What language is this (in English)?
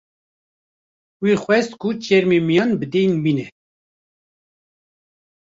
Kurdish